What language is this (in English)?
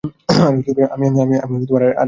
Bangla